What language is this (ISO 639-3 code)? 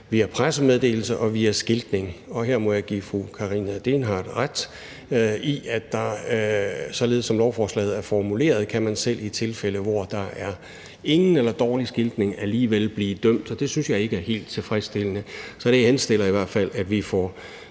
dan